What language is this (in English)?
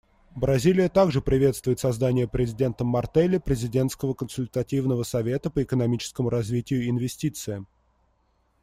Russian